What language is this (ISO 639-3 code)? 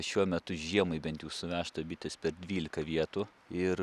lit